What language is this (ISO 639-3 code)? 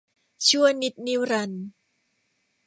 tha